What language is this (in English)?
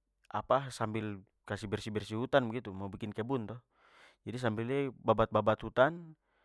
Papuan Malay